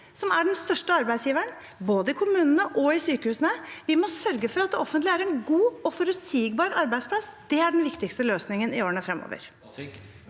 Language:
Norwegian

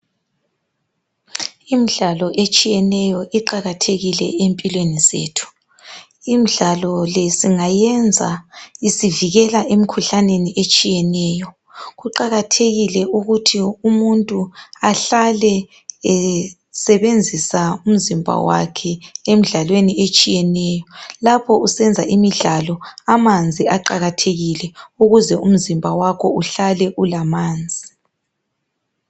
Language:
North Ndebele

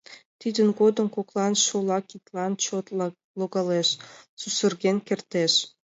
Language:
Mari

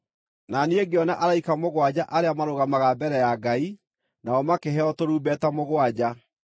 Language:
Kikuyu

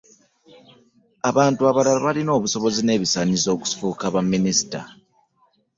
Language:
Ganda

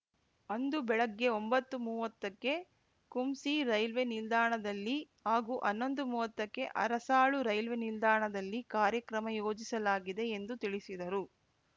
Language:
Kannada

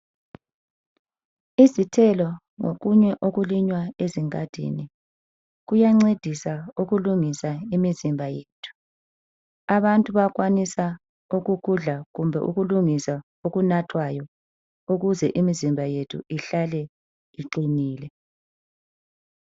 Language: North Ndebele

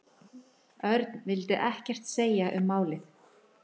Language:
Icelandic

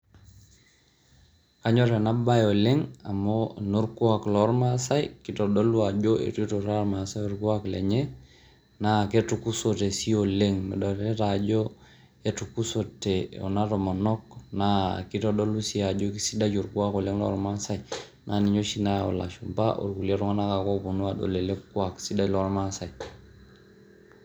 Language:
Masai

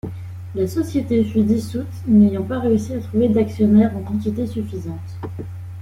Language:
French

